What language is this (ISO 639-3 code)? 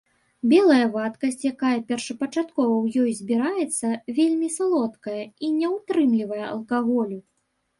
bel